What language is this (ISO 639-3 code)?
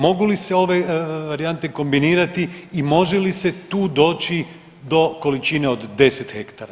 hrv